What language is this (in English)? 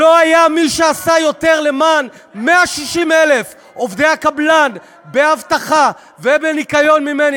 Hebrew